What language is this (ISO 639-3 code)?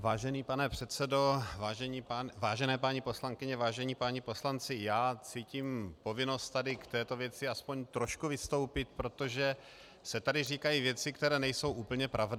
ces